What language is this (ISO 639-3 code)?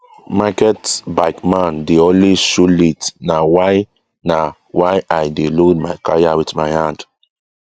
pcm